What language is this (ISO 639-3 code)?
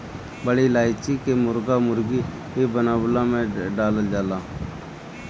bho